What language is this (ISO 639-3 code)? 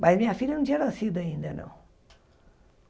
por